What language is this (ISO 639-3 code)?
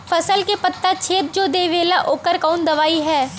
bho